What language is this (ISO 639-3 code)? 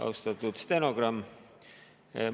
est